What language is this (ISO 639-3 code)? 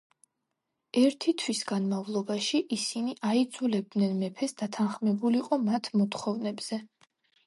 kat